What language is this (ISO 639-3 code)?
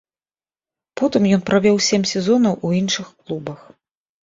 bel